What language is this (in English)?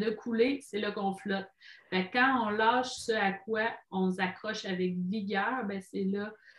French